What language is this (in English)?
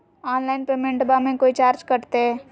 Magahi